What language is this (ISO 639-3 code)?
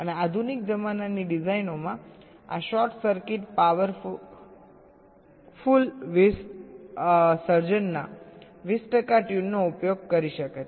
guj